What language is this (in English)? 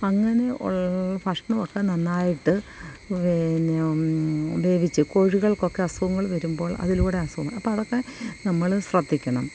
Malayalam